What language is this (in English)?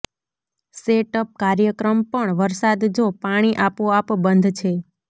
Gujarati